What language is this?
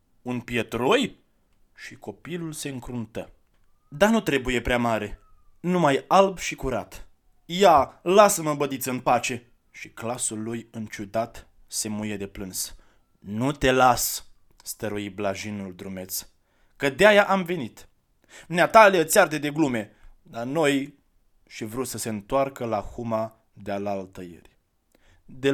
Romanian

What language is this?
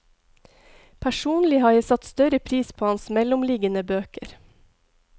Norwegian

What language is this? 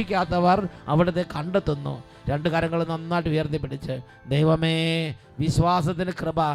Malayalam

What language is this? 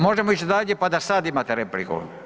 Croatian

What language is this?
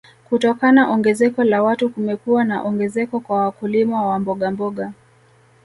Swahili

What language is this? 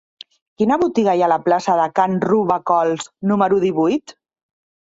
Catalan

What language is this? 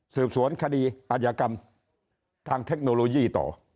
Thai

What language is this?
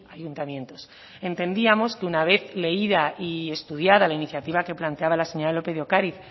Spanish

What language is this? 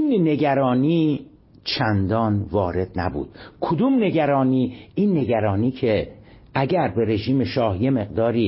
Persian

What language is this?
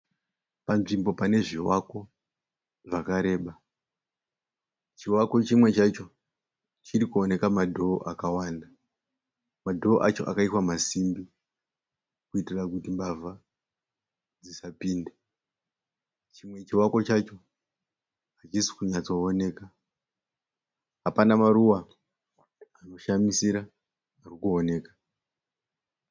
Shona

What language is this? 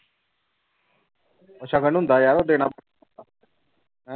Punjabi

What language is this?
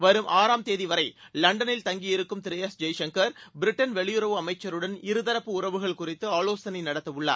Tamil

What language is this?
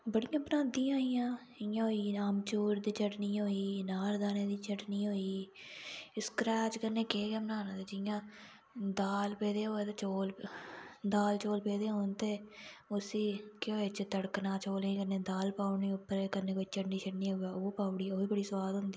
Dogri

